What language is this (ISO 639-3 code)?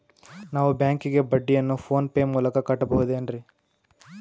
kan